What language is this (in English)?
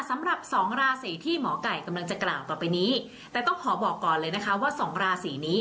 Thai